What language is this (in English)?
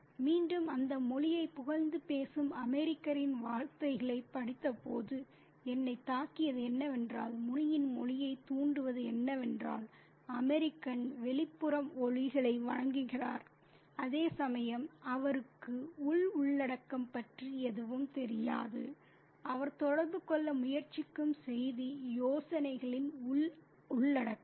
Tamil